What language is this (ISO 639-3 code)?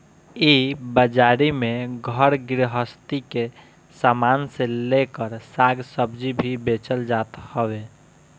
bho